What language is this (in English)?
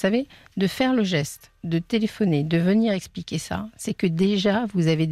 French